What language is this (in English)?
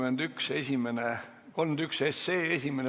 Estonian